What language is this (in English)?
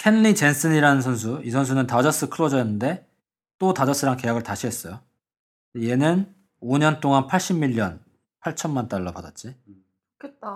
Korean